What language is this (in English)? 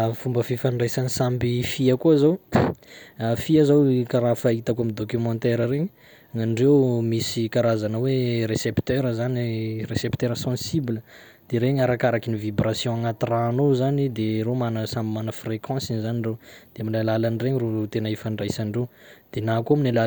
Sakalava Malagasy